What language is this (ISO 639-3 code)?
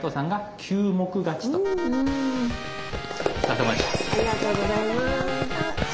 jpn